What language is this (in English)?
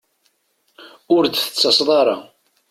Kabyle